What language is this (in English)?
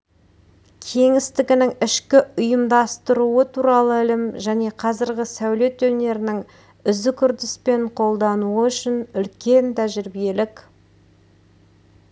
Kazakh